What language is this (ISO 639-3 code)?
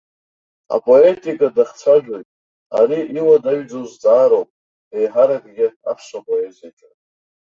abk